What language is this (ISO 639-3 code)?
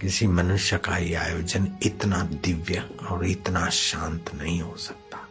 hin